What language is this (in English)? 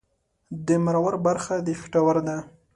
Pashto